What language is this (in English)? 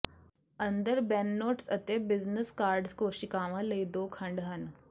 Punjabi